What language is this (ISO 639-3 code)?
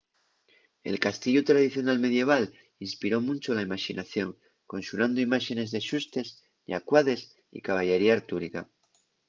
ast